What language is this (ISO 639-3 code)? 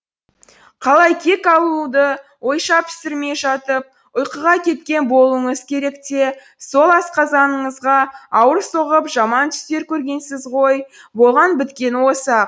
kaz